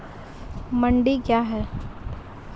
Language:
Maithili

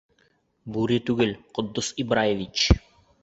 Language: Bashkir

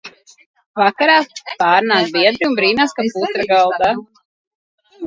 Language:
Latvian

